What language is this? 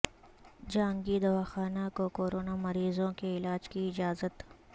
Urdu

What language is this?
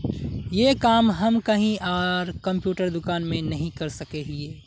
Magahi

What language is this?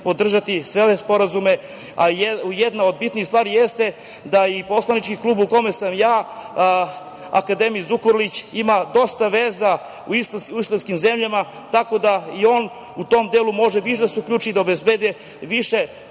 Serbian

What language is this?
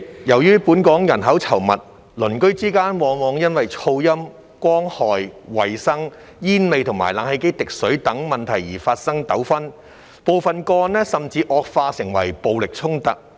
Cantonese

